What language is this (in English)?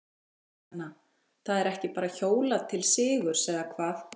Icelandic